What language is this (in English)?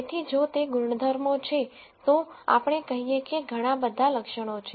Gujarati